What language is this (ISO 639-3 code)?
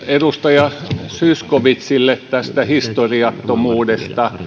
fin